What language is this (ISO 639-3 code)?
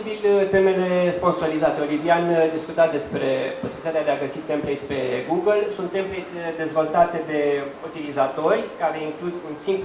ron